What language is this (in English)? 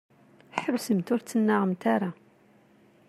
Kabyle